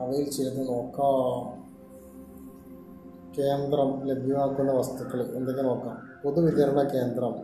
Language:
Malayalam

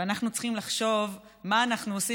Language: Hebrew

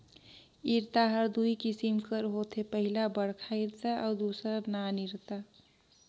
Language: Chhattisgarhi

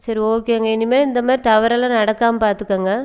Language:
Tamil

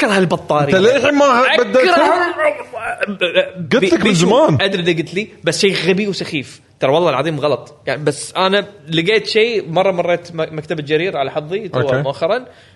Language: Arabic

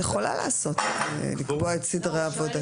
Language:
Hebrew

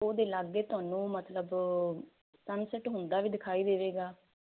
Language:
Punjabi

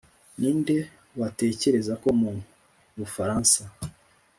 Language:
Kinyarwanda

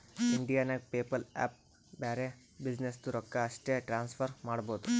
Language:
Kannada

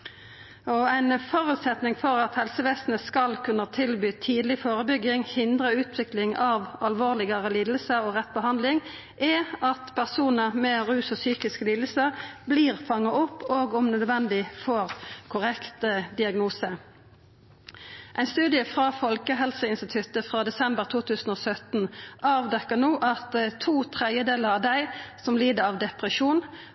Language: Norwegian Nynorsk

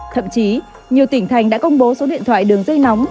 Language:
Vietnamese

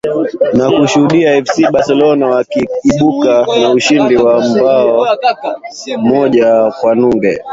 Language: Swahili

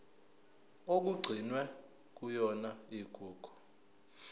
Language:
Zulu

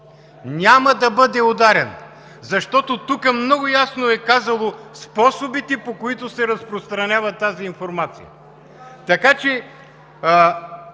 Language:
Bulgarian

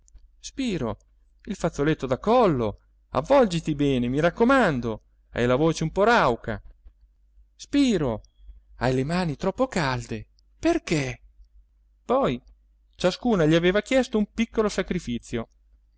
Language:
Italian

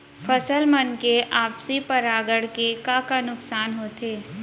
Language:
Chhattisgarhi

